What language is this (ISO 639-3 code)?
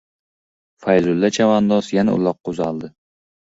uzb